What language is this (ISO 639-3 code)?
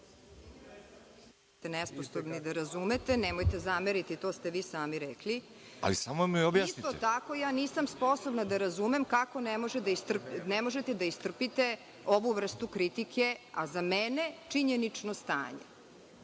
srp